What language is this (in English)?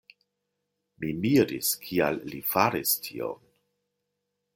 Esperanto